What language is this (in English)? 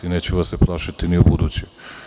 Serbian